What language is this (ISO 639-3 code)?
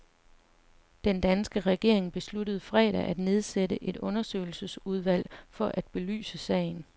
dan